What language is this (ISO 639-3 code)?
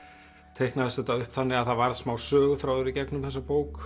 isl